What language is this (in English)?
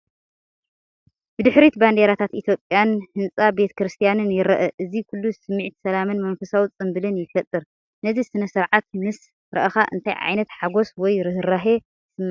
Tigrinya